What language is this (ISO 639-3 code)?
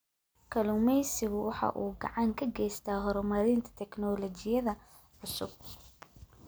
som